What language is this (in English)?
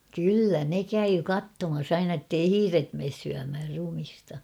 Finnish